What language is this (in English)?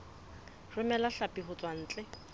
Southern Sotho